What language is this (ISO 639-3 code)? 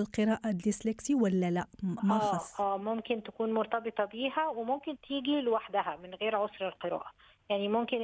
ara